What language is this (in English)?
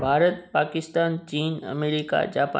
Sindhi